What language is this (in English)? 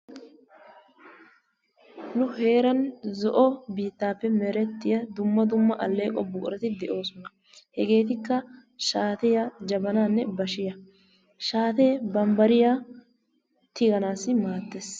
Wolaytta